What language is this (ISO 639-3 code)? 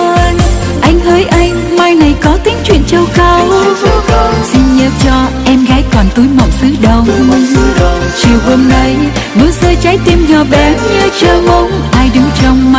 vie